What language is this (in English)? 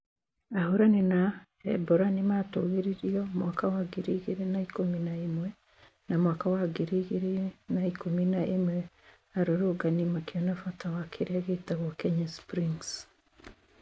Kikuyu